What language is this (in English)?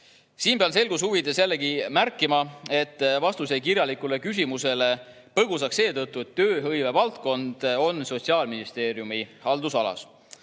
Estonian